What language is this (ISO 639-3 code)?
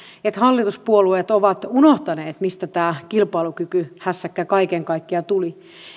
fin